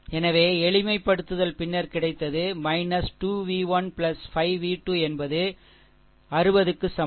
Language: Tamil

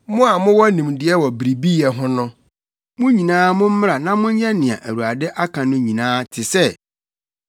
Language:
Akan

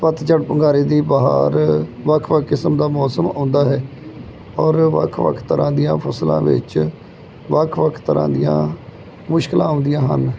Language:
Punjabi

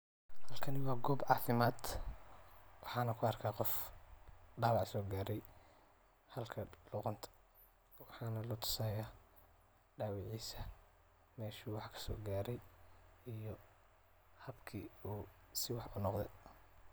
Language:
Somali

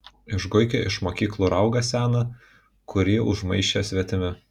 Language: Lithuanian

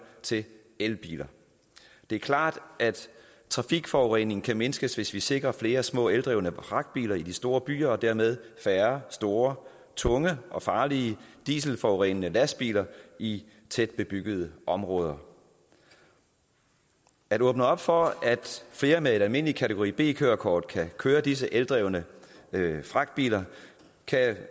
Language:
Danish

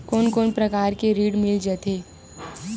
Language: Chhattisgarhi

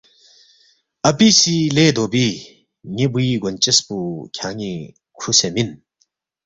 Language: Balti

